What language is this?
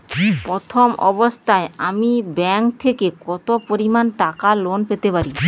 Bangla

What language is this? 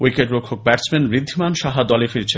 Bangla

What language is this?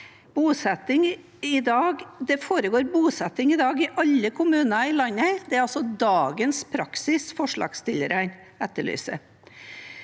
Norwegian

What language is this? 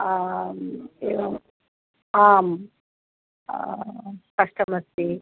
Sanskrit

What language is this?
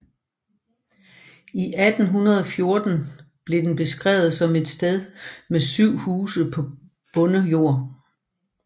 Danish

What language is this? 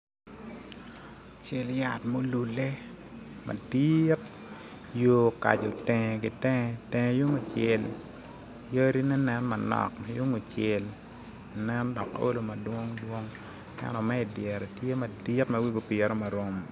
Acoli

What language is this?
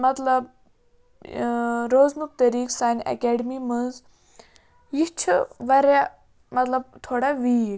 Kashmiri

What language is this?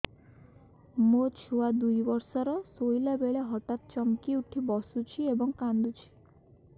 Odia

